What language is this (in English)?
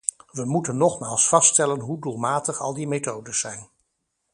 Dutch